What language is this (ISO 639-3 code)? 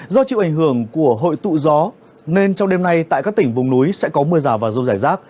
vie